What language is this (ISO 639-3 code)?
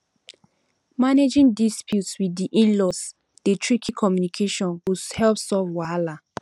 pcm